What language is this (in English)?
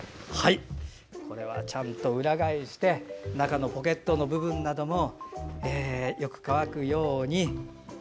Japanese